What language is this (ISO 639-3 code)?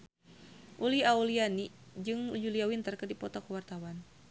sun